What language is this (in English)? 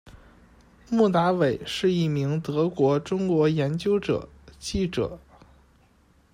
Chinese